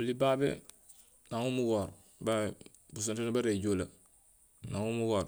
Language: Gusilay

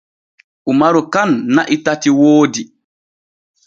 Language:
Borgu Fulfulde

